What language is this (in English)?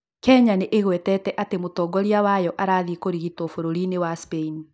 Kikuyu